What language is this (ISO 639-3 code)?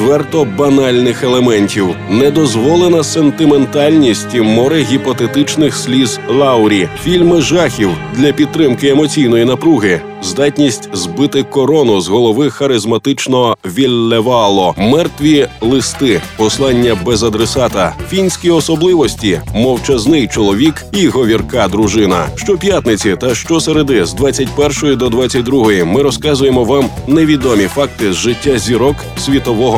ukr